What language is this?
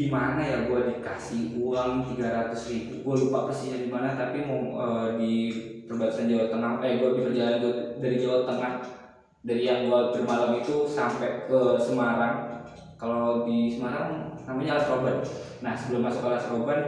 Indonesian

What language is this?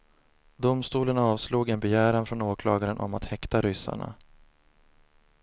Swedish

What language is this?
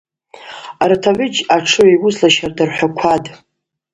Abaza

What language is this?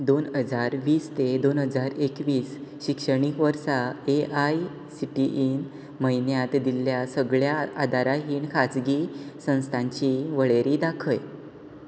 Konkani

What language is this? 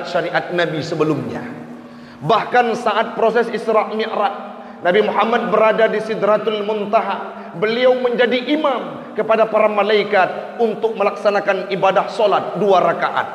Malay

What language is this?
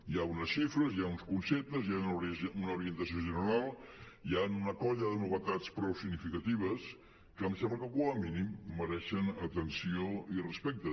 Catalan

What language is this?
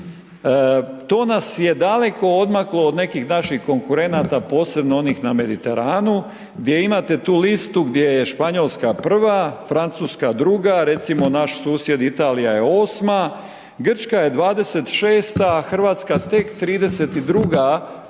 Croatian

